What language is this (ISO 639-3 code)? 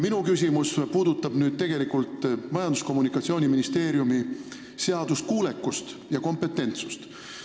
est